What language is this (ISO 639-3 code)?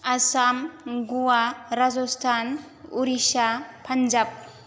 brx